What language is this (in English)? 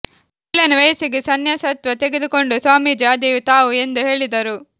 Kannada